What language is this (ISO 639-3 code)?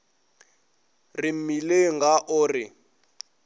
nso